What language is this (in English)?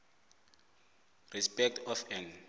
South Ndebele